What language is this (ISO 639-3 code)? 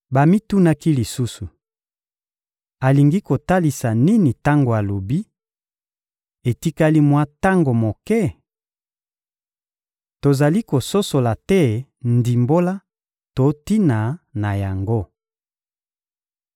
lin